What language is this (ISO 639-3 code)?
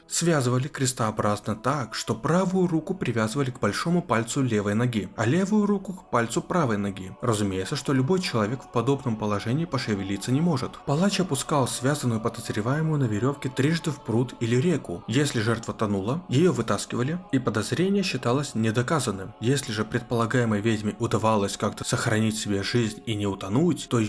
rus